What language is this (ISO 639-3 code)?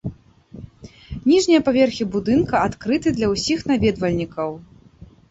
bel